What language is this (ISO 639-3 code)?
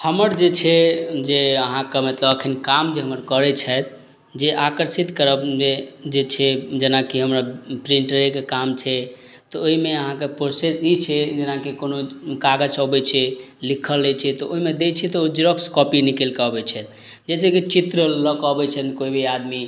mai